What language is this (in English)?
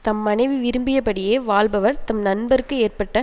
Tamil